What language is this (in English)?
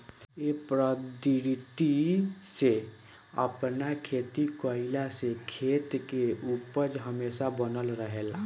Bhojpuri